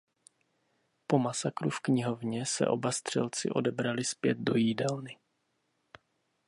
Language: Czech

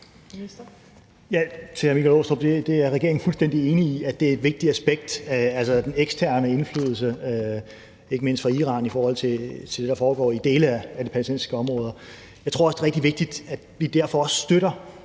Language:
Danish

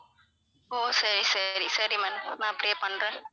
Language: Tamil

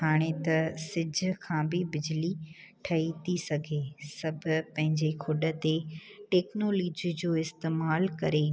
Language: Sindhi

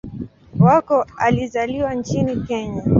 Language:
Swahili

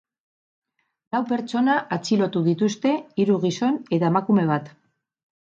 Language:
Basque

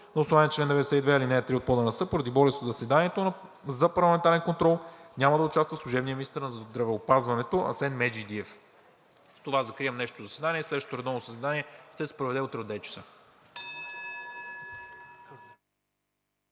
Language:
Bulgarian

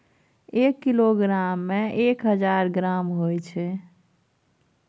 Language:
Maithili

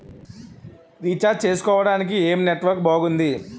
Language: Telugu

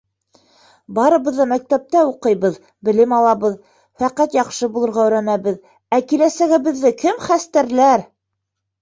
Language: Bashkir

